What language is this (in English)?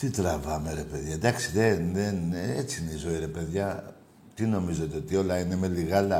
Greek